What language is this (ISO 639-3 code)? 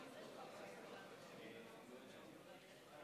heb